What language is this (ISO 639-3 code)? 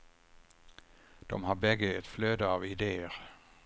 swe